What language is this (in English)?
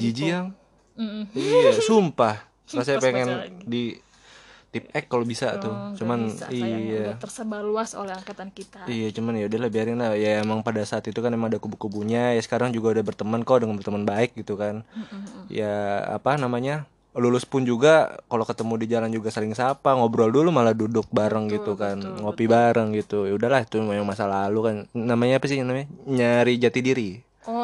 Indonesian